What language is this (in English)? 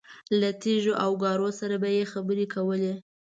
Pashto